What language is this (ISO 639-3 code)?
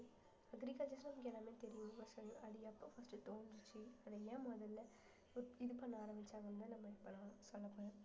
tam